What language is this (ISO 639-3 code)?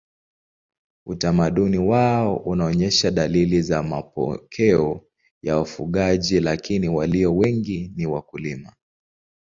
swa